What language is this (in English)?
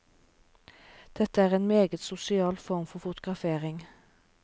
Norwegian